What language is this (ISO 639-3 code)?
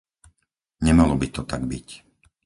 slk